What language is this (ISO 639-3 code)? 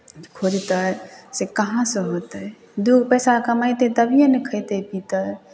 mai